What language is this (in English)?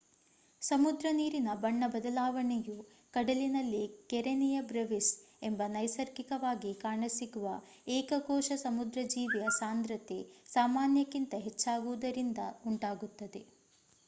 Kannada